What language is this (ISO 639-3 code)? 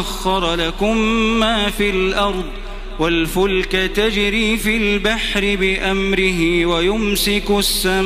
ara